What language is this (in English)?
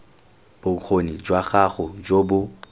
Tswana